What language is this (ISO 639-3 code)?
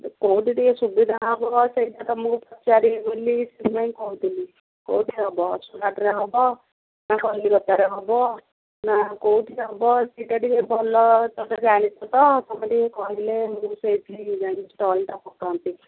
ori